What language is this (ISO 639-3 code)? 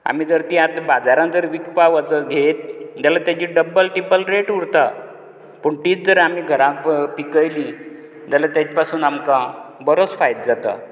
kok